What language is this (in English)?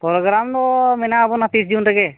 Santali